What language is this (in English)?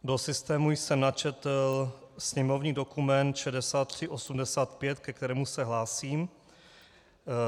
Czech